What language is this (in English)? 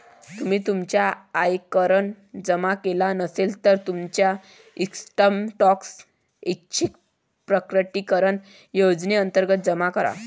Marathi